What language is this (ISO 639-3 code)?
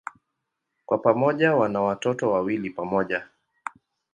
swa